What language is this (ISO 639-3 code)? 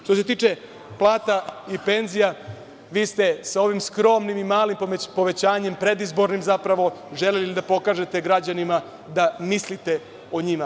srp